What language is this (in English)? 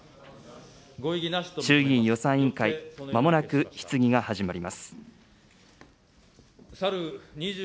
Japanese